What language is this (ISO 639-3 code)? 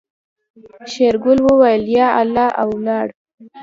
pus